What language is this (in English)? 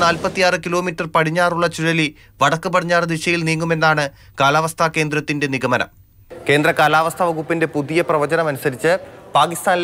Thai